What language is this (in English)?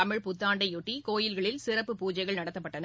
Tamil